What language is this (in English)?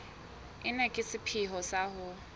Southern Sotho